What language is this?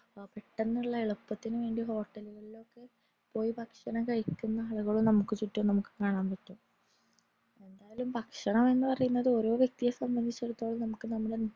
Malayalam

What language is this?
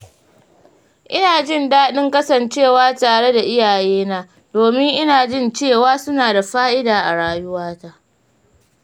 Hausa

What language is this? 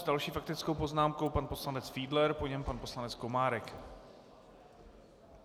Czech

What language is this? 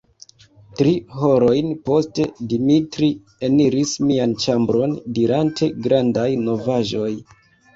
Esperanto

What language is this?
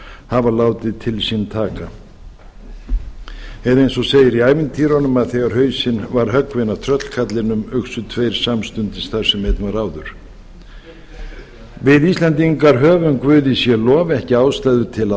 Icelandic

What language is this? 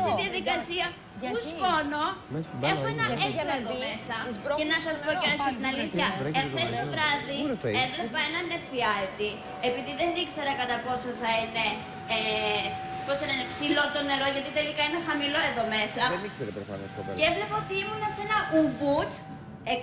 Greek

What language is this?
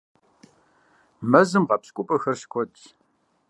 Kabardian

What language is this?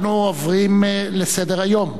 Hebrew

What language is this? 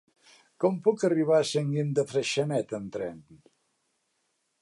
Catalan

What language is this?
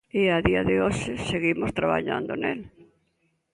Galician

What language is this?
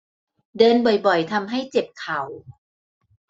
Thai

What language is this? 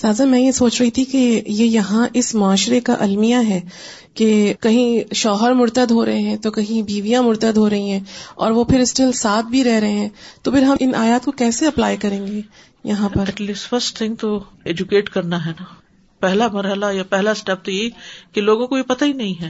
Urdu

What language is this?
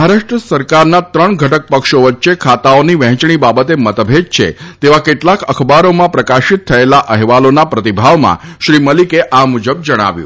Gujarati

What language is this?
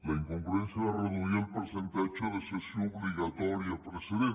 Catalan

